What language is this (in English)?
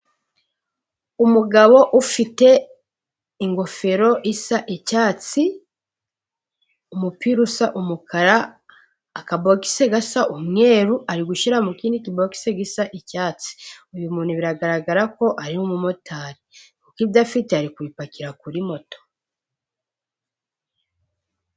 Kinyarwanda